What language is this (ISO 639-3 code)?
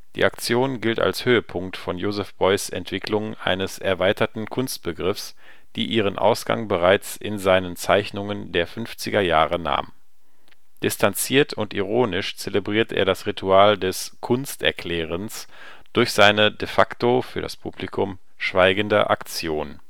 deu